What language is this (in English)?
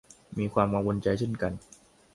Thai